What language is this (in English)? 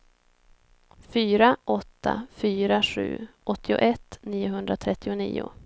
Swedish